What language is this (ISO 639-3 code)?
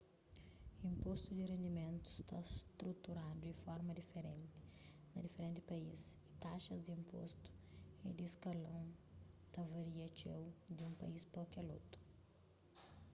kea